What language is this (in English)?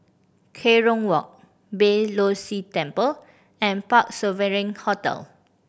English